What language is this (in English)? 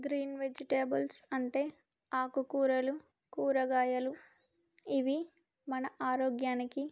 Telugu